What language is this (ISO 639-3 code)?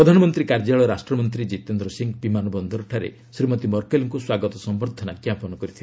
ori